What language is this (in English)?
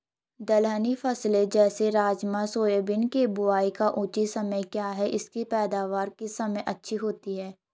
Hindi